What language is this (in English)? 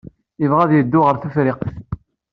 Kabyle